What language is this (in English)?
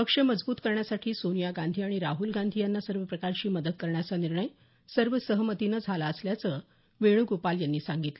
Marathi